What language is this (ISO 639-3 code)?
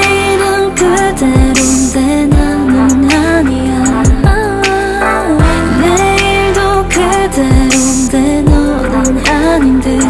kor